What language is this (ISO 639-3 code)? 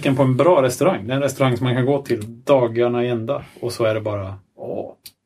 swe